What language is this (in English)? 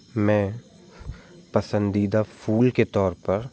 Hindi